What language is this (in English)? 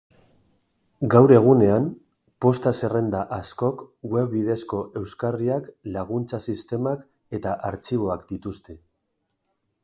Basque